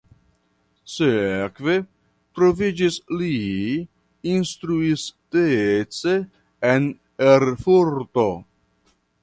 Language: Esperanto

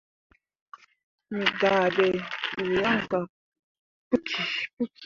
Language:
Mundang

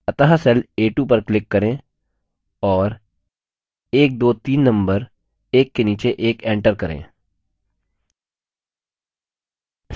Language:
Hindi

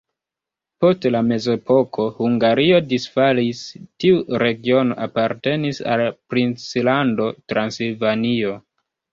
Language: Esperanto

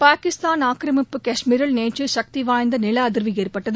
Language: Tamil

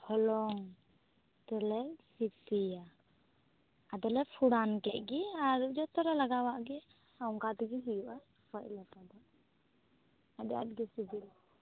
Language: Santali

